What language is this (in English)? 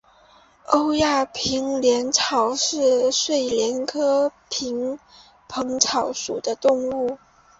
Chinese